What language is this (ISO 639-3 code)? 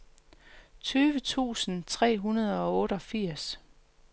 dan